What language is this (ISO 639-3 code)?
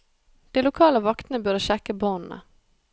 nor